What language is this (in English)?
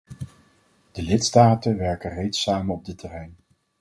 Dutch